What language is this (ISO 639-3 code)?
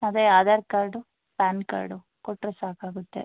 kan